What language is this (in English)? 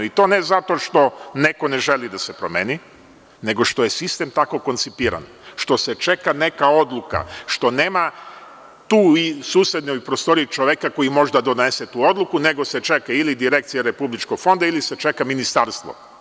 Serbian